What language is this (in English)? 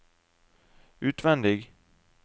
Norwegian